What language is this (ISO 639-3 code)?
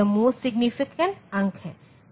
hin